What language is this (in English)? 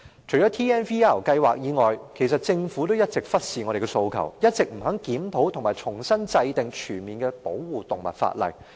Cantonese